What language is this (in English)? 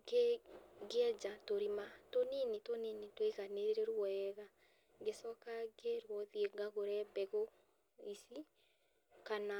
Kikuyu